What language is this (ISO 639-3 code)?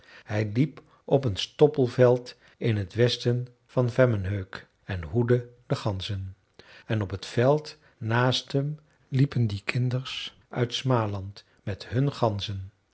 nld